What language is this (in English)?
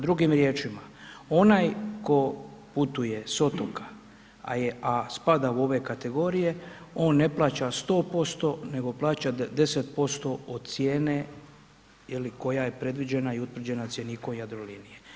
Croatian